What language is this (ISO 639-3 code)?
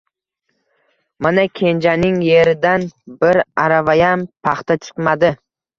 uzb